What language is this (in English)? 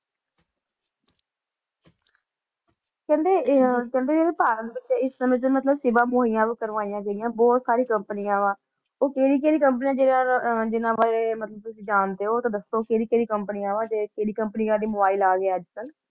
Punjabi